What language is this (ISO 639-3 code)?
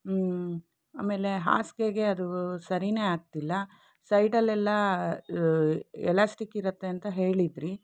kan